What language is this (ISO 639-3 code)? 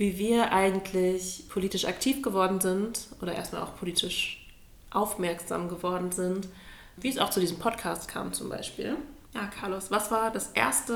deu